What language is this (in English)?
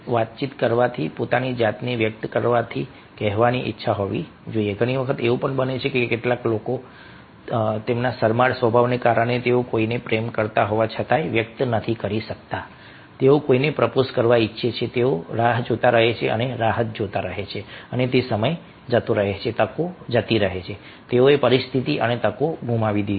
Gujarati